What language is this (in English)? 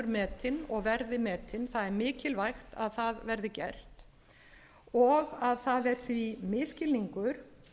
Icelandic